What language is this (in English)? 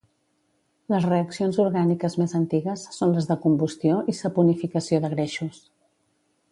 Catalan